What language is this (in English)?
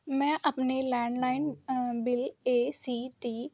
Punjabi